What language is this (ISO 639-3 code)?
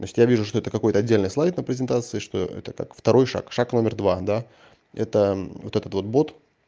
rus